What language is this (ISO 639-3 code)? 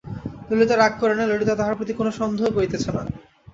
ben